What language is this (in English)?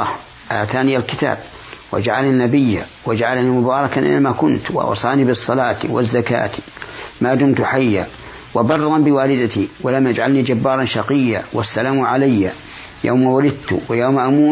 Arabic